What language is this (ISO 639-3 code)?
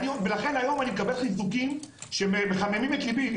heb